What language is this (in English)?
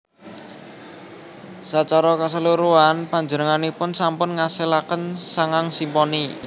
Javanese